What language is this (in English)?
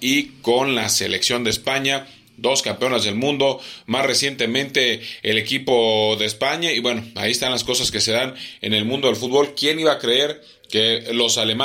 Spanish